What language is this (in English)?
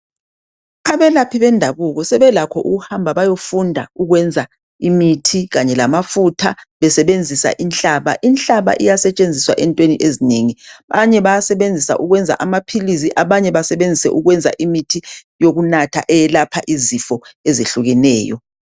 North Ndebele